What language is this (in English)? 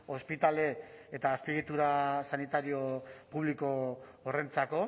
Basque